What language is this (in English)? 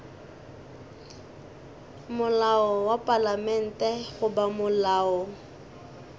Northern Sotho